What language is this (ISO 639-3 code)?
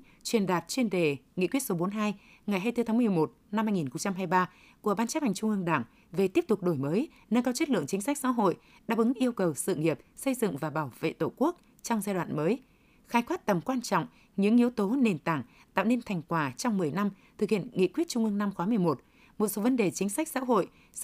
vie